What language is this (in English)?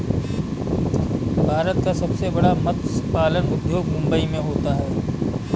Hindi